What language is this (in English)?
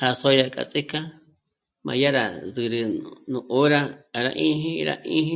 Michoacán Mazahua